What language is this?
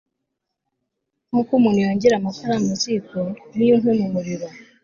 Kinyarwanda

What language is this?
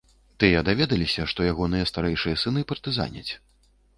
Belarusian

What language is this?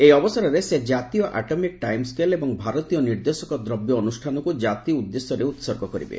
Odia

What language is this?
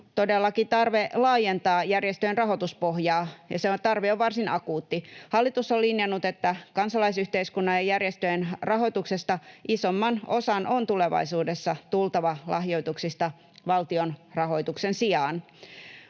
Finnish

